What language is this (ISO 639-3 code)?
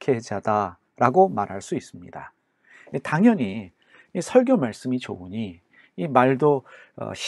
kor